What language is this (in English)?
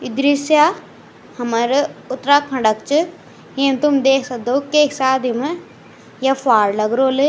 Garhwali